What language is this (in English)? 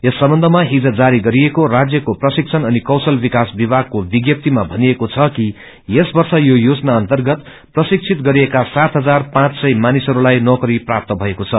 Nepali